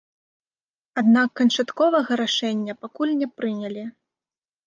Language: Belarusian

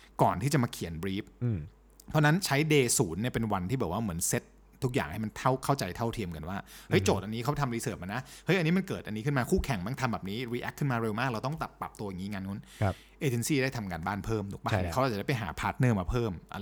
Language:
Thai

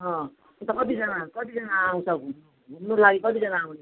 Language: Nepali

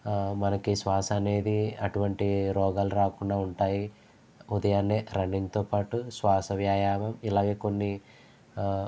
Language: Telugu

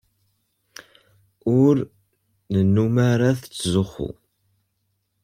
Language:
Kabyle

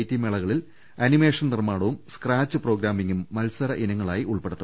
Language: Malayalam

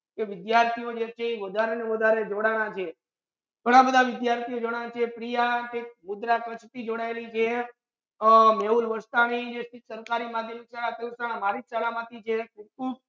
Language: Gujarati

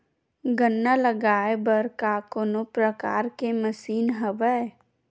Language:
Chhattisgarhi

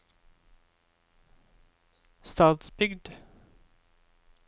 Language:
Norwegian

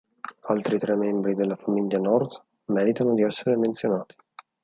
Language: Italian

